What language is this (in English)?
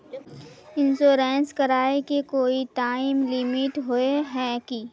Magahi